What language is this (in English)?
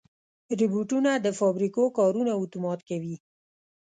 Pashto